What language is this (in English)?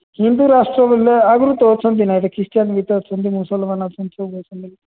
Odia